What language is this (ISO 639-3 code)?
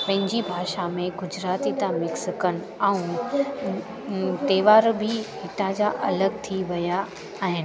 snd